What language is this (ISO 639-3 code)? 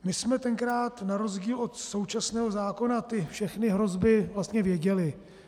ces